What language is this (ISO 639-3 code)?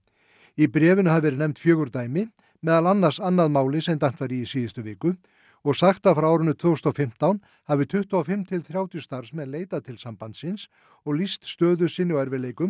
isl